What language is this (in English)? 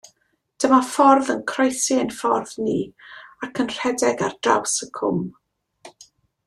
Welsh